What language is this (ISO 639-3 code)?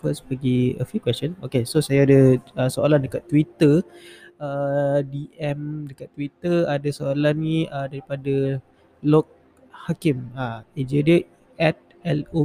msa